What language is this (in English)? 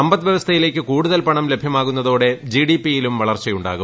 Malayalam